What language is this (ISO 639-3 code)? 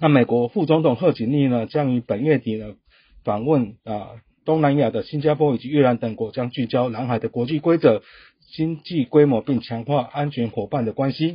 zho